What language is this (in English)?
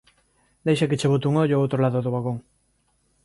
Galician